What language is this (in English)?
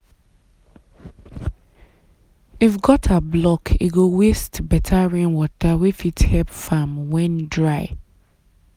Nigerian Pidgin